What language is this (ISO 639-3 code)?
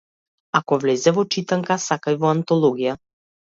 mkd